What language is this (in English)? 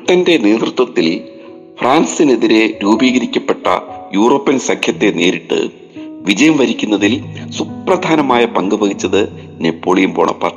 Malayalam